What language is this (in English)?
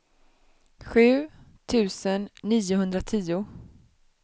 Swedish